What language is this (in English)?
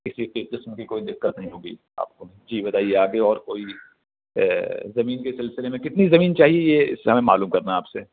Urdu